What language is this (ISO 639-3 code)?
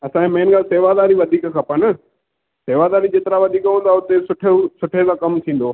snd